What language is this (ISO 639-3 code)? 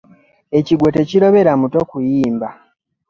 lug